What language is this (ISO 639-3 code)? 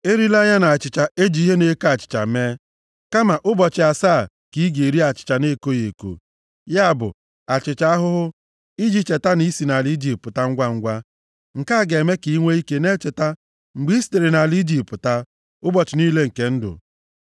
ibo